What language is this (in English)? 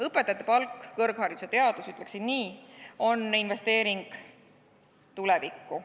Estonian